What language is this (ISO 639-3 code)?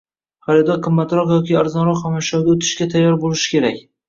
uzb